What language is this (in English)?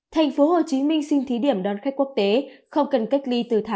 Vietnamese